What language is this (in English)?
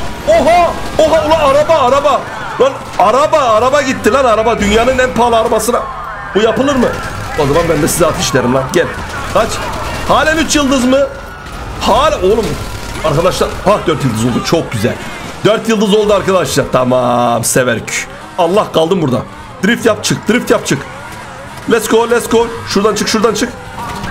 Turkish